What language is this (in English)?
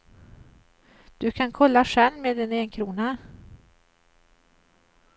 Swedish